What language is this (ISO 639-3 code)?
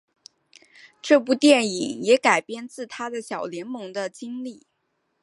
zho